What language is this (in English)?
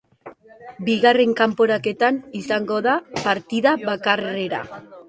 Basque